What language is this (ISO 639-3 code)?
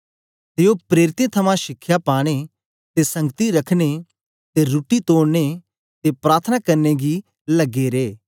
doi